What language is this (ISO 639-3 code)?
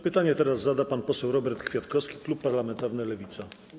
pol